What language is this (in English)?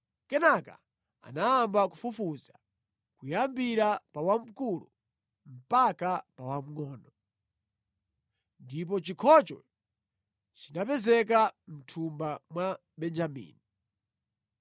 Nyanja